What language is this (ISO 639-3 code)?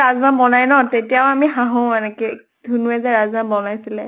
asm